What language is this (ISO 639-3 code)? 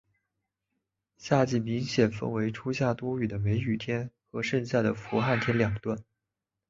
zho